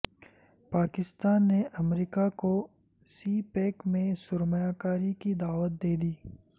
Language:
Urdu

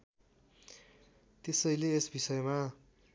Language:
Nepali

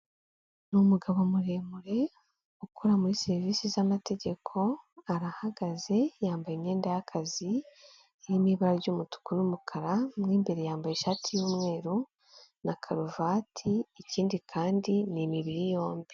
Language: Kinyarwanda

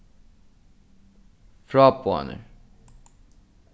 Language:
Faroese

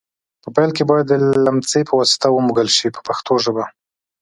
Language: Pashto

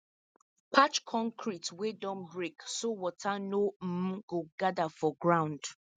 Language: Nigerian Pidgin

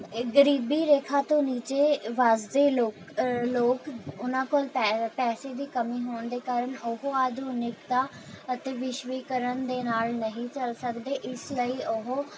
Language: Punjabi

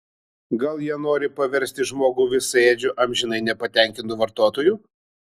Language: Lithuanian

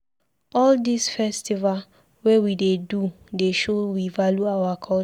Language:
Nigerian Pidgin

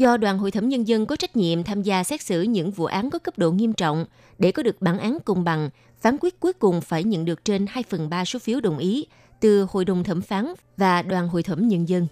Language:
Vietnamese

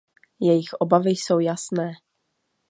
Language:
Czech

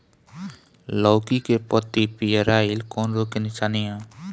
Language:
Bhojpuri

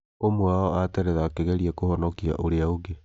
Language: Kikuyu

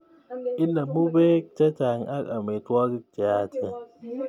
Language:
Kalenjin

